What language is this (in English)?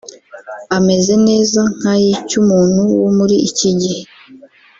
Kinyarwanda